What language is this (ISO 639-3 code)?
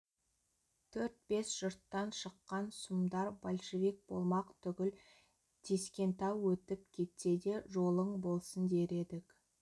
kaz